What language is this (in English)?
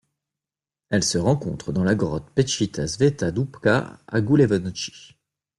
French